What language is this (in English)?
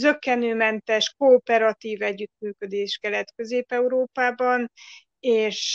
Hungarian